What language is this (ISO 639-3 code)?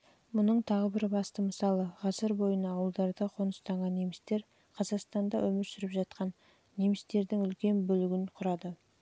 kaz